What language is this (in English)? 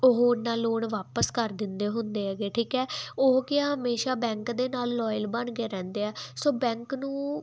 Punjabi